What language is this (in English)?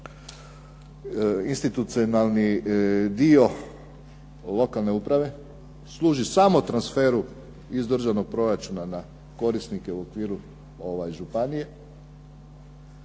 Croatian